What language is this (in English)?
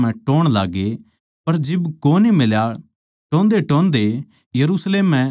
Haryanvi